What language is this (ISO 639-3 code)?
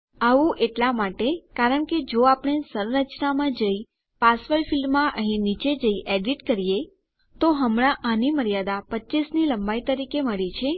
guj